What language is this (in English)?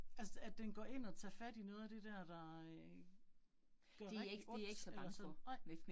Danish